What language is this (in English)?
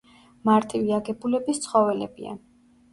Georgian